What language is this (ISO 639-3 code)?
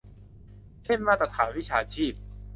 tha